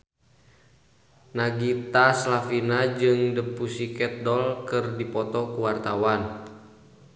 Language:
Sundanese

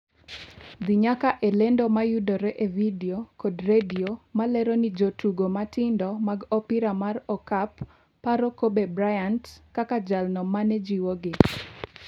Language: Luo (Kenya and Tanzania)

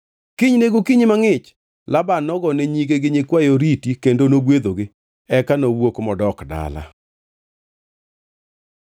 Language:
Luo (Kenya and Tanzania)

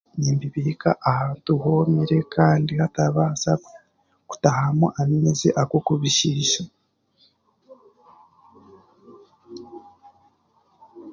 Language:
Chiga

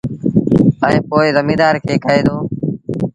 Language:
Sindhi Bhil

